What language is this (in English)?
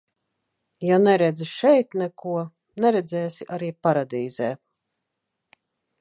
Latvian